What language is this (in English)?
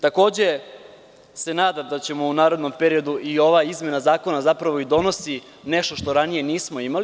Serbian